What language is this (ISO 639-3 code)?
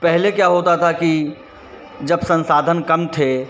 hin